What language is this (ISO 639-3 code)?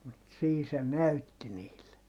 fin